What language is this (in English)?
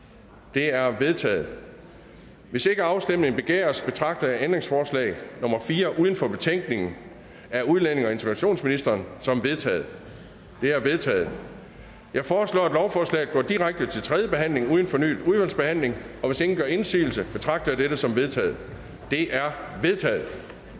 Danish